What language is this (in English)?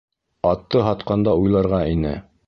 Bashkir